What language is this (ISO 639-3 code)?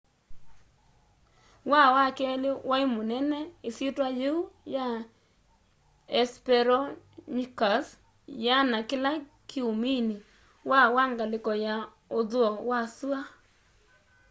kam